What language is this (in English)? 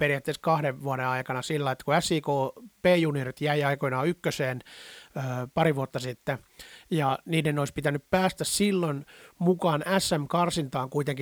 Finnish